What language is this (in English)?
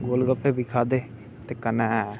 Dogri